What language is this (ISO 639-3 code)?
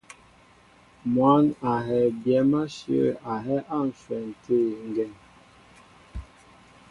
mbo